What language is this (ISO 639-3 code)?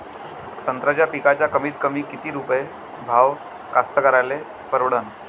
mar